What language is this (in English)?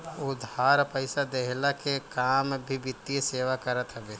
Bhojpuri